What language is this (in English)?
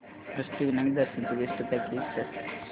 Marathi